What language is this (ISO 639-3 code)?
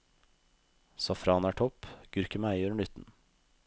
nor